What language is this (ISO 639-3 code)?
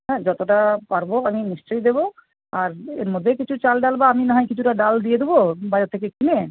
ben